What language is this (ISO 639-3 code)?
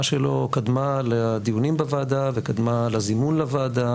heb